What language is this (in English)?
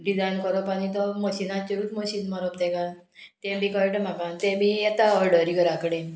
Konkani